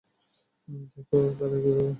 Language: Bangla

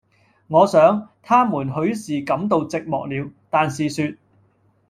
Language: Cantonese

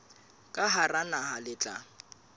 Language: Southern Sotho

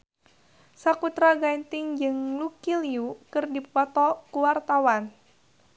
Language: Sundanese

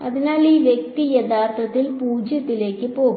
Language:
Malayalam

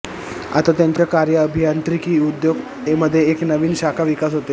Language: Marathi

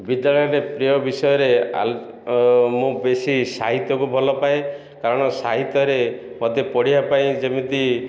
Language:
Odia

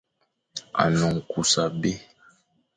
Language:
Fang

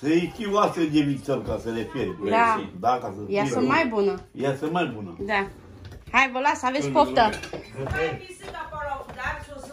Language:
Romanian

